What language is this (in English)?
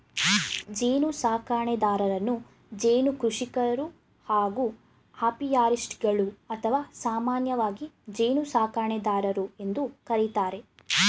Kannada